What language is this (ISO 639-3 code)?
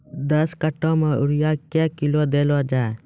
mai